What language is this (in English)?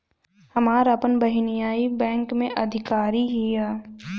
Bhojpuri